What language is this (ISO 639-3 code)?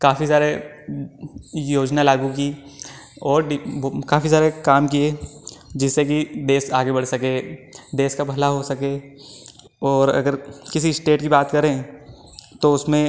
hin